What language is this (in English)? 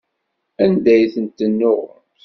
Kabyle